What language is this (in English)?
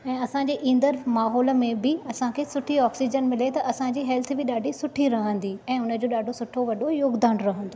Sindhi